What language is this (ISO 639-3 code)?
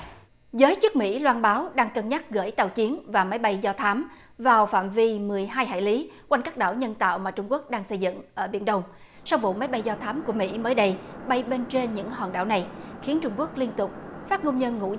vie